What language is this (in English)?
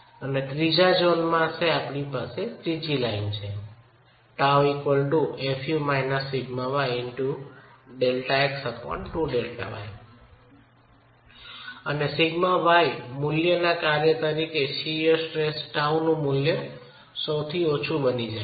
Gujarati